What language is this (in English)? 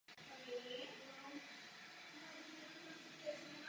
Czech